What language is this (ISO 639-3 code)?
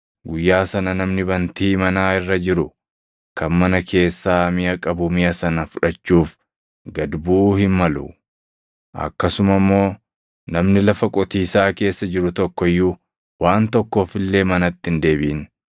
orm